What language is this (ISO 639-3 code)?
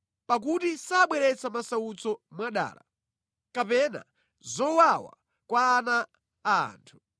nya